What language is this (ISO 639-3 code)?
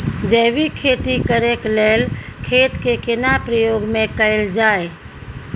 mai